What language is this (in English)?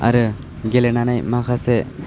Bodo